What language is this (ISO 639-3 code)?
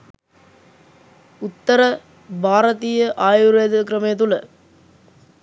sin